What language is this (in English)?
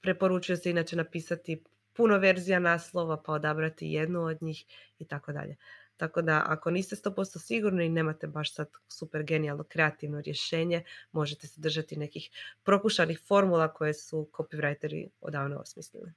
Croatian